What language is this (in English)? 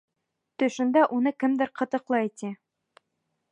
Bashkir